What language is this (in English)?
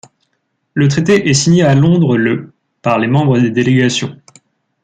French